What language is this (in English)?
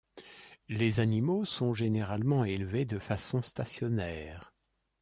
French